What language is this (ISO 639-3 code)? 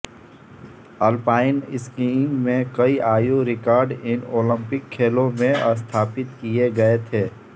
hin